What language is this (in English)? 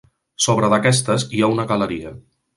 Catalan